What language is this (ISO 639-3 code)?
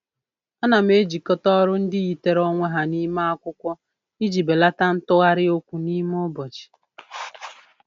ibo